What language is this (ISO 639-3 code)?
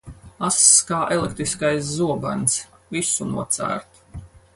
lav